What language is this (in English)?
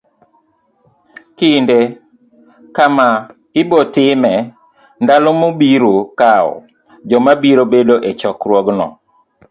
Luo (Kenya and Tanzania)